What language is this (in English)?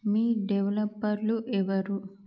Telugu